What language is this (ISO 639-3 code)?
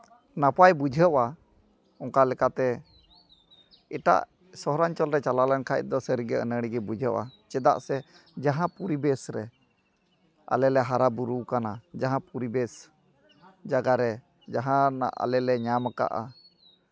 sat